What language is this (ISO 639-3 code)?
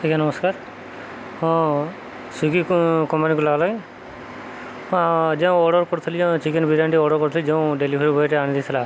ori